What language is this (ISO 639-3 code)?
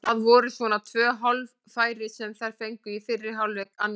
isl